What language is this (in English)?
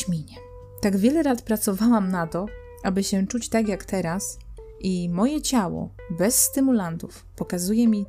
Polish